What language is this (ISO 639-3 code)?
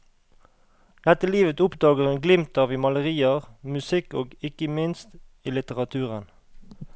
nor